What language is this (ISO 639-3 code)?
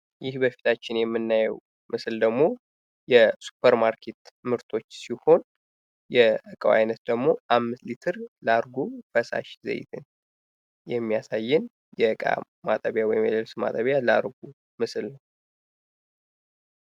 amh